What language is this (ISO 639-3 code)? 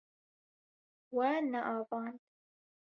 kur